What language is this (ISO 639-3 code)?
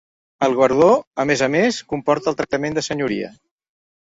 cat